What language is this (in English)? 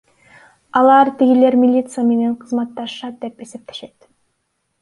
Kyrgyz